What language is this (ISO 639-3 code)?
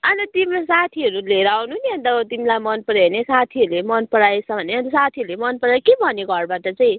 nep